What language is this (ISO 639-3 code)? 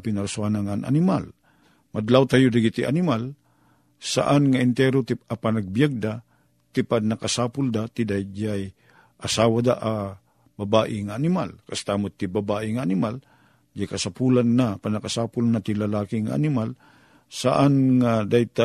fil